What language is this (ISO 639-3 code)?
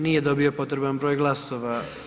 hrv